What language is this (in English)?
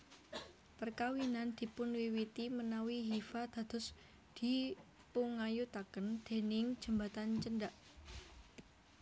Javanese